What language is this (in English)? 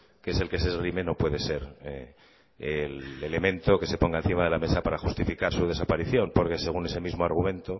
Spanish